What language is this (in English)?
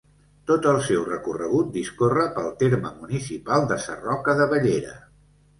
Catalan